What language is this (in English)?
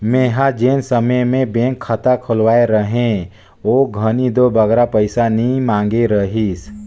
Chhattisgarhi